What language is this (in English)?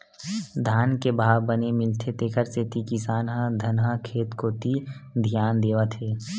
Chhattisgarhi